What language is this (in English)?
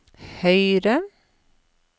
Norwegian